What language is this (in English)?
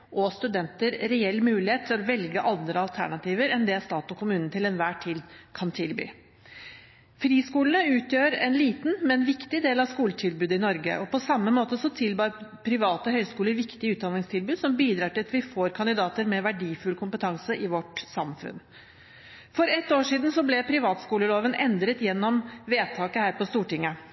Norwegian Bokmål